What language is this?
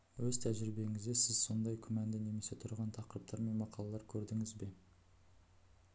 Kazakh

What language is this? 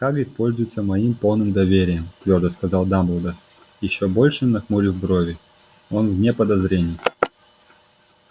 Russian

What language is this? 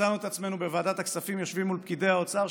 Hebrew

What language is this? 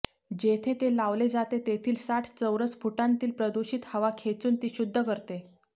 Marathi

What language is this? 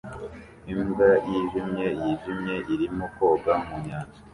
Kinyarwanda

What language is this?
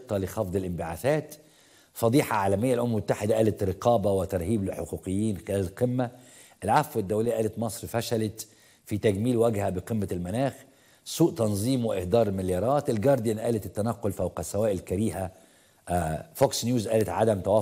Arabic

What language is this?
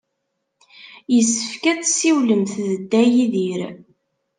Kabyle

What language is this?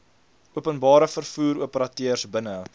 Afrikaans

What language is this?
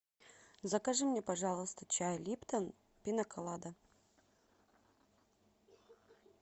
Russian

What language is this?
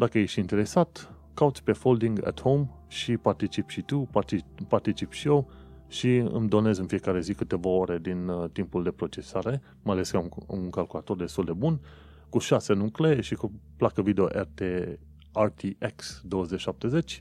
Romanian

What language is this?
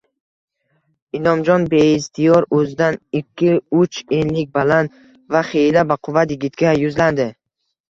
Uzbek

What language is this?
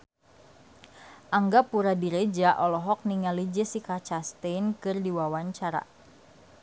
Sundanese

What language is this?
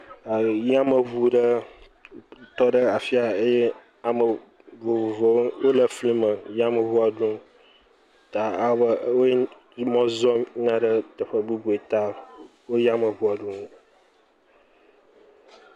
Ewe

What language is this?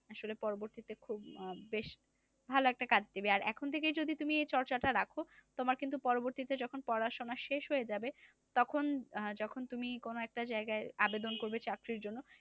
Bangla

